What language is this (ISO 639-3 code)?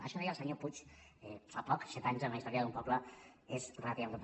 cat